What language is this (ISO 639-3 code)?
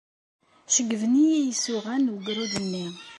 kab